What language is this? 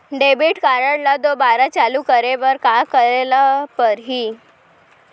Chhattisgarhi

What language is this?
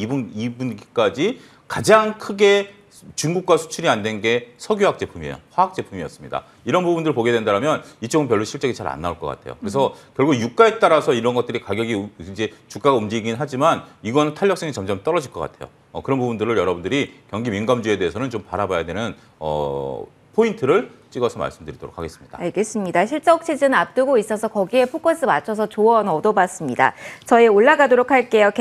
Korean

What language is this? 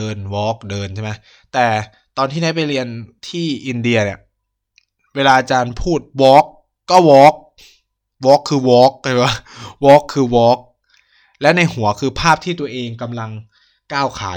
Thai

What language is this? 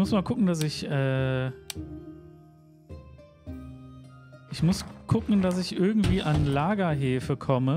German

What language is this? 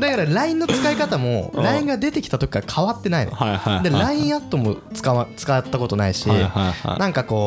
Japanese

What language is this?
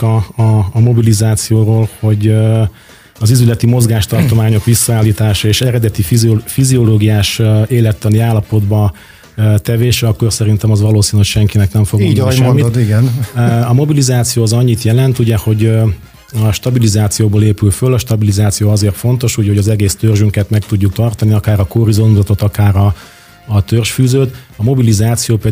Hungarian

